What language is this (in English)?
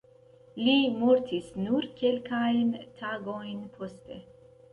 Esperanto